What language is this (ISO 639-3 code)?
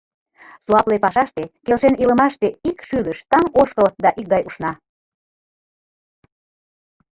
chm